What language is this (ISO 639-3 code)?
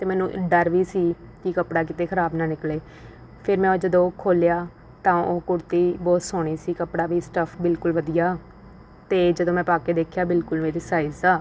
pan